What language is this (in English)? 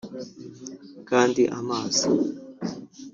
Kinyarwanda